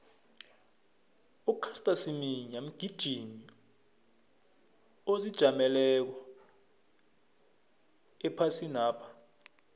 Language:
South Ndebele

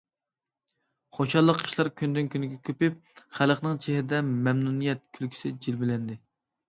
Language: Uyghur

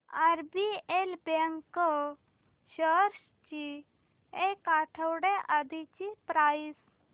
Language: Marathi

